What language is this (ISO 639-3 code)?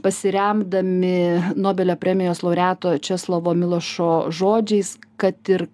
lit